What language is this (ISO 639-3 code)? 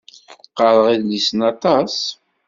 kab